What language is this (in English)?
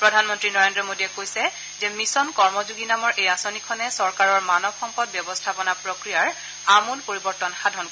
Assamese